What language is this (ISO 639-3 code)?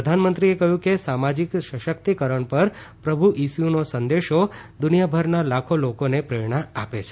guj